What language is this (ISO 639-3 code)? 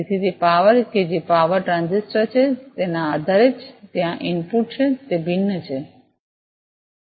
guj